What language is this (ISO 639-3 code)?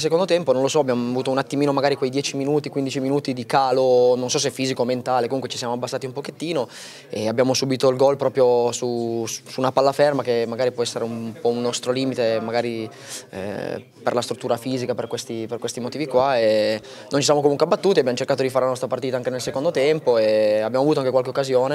ita